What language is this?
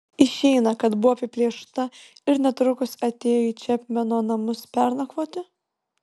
Lithuanian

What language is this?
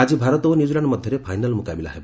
Odia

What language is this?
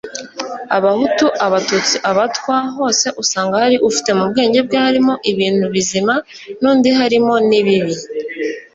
Kinyarwanda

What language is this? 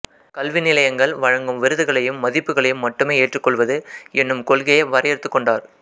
Tamil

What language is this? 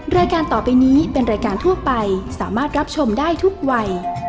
Thai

